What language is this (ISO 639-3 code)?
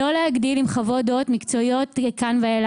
heb